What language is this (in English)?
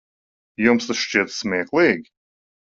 Latvian